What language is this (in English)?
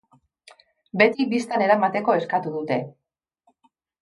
Basque